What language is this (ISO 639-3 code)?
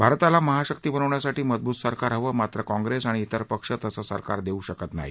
mar